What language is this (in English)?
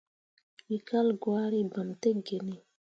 Mundang